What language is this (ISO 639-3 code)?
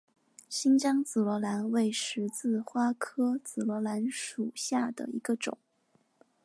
zho